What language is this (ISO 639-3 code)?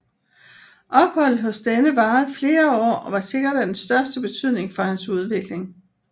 dan